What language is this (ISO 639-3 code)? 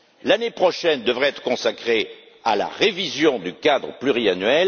fra